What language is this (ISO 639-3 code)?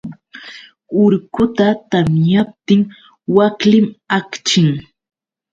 qux